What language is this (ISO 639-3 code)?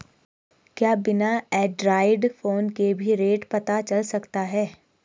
hin